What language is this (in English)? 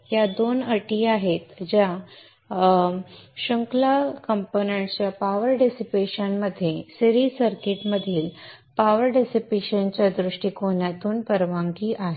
Marathi